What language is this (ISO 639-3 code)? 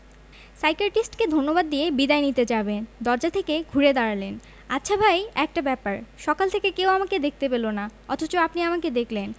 ben